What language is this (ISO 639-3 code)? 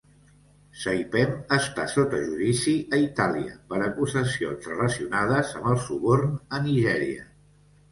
cat